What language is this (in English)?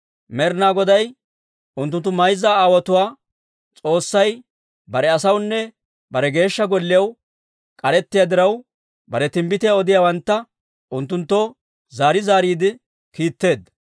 Dawro